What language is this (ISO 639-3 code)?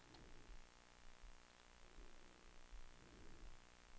swe